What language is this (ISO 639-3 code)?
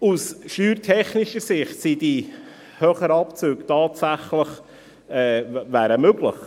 gsw